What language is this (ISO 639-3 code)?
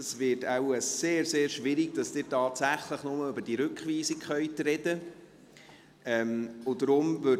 gsw